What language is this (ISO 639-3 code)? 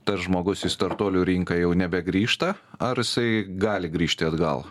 lit